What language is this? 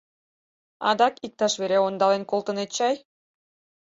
Mari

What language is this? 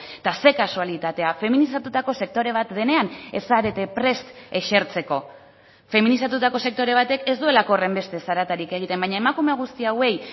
Basque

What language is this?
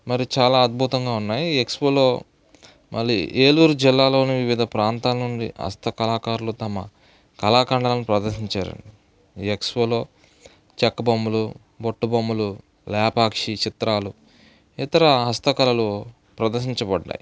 Telugu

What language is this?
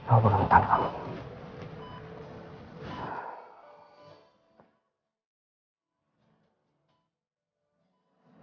Indonesian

